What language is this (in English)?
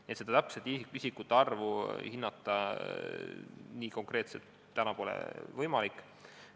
Estonian